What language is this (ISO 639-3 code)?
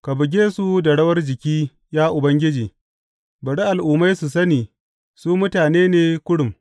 hau